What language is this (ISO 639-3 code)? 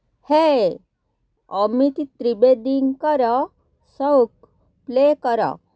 ori